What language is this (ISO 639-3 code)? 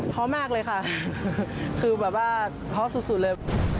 tha